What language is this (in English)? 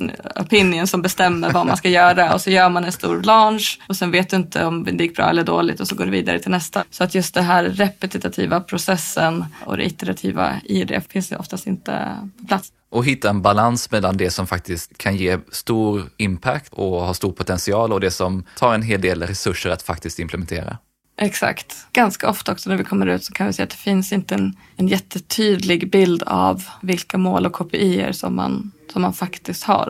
Swedish